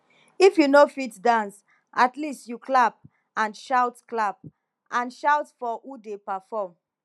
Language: Nigerian Pidgin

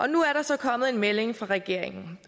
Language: Danish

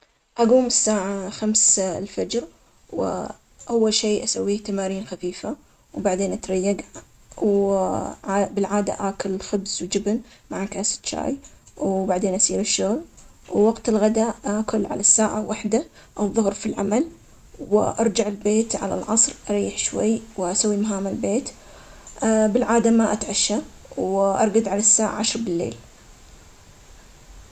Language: Omani Arabic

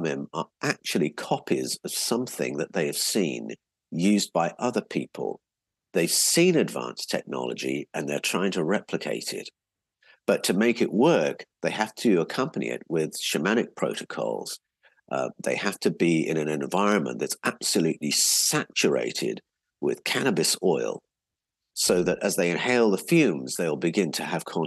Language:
English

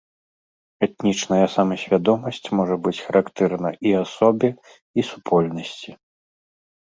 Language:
Belarusian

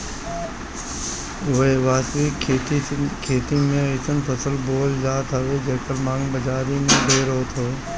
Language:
Bhojpuri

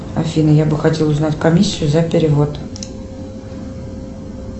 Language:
Russian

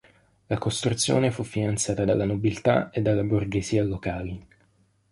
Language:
Italian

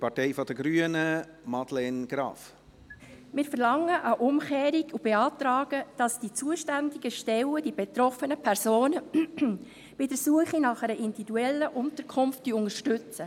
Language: Swiss German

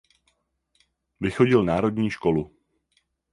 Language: Czech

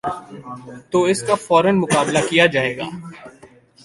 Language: Urdu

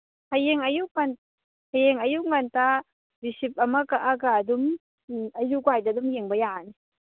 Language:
Manipuri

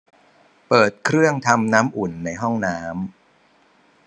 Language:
Thai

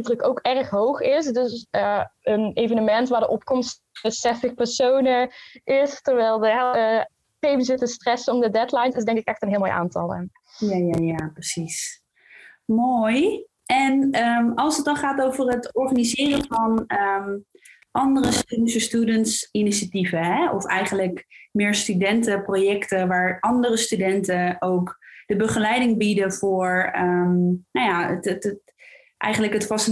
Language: Dutch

